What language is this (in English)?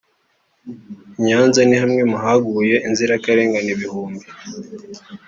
Kinyarwanda